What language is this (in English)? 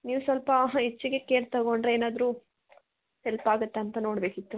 Kannada